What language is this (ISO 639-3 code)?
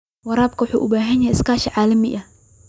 som